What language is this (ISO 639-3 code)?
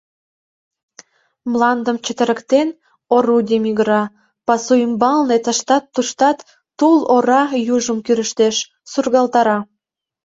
chm